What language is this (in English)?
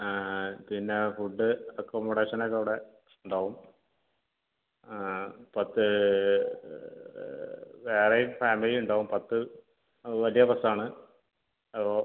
Malayalam